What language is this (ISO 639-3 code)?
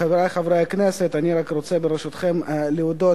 heb